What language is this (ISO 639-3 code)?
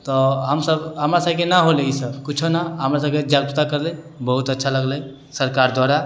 mai